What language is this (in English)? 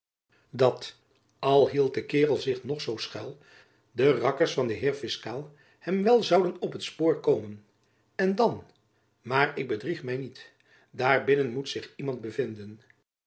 Dutch